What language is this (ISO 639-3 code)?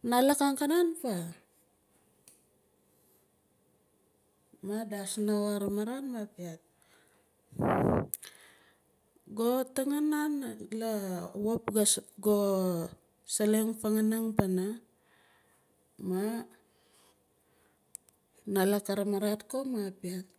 nal